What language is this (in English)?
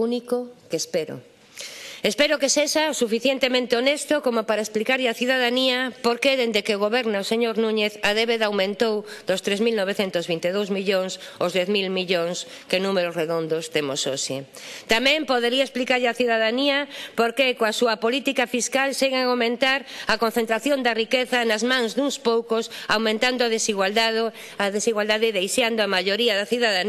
Spanish